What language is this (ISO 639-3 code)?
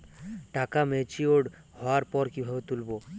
ben